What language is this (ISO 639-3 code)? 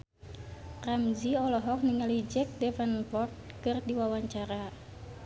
sun